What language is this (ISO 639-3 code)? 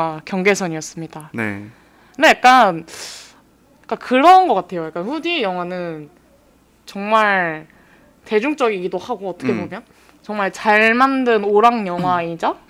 kor